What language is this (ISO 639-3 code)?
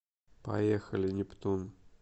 rus